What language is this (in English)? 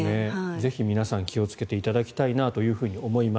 Japanese